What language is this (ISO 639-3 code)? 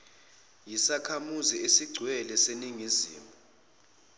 zul